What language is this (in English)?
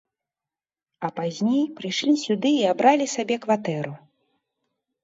Belarusian